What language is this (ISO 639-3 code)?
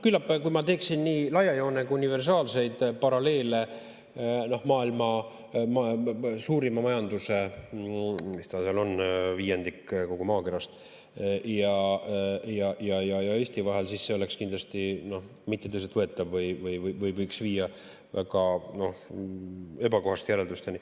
est